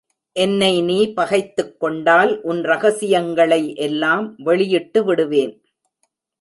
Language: Tamil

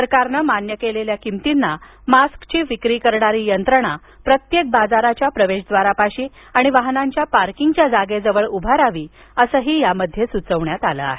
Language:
Marathi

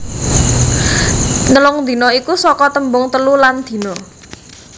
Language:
Javanese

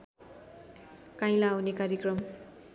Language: Nepali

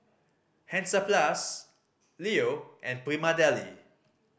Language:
English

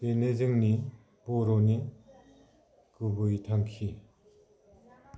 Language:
Bodo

